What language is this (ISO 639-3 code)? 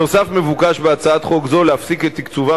heb